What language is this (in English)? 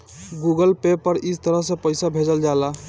Bhojpuri